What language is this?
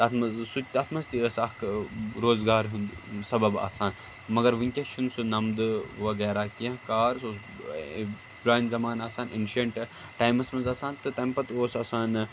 Kashmiri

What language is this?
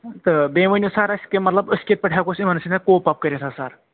Kashmiri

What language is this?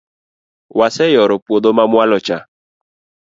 Luo (Kenya and Tanzania)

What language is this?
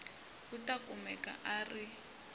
Tsonga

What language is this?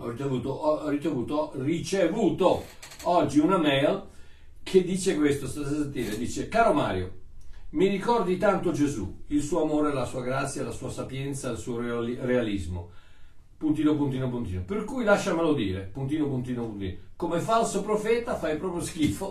Italian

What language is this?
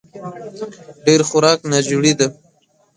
Pashto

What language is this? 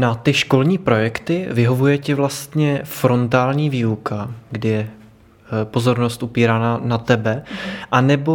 Czech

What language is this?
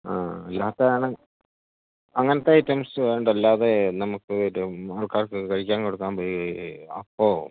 Malayalam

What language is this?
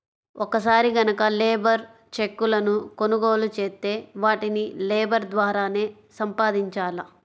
Telugu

